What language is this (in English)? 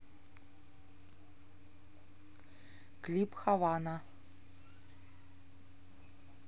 Russian